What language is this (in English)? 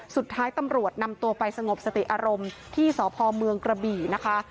Thai